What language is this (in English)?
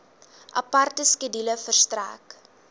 Afrikaans